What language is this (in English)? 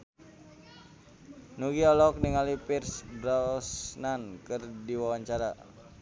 Sundanese